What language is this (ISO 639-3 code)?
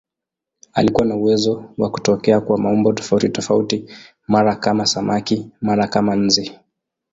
swa